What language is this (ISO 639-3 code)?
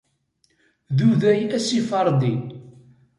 kab